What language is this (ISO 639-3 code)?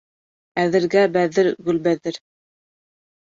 bak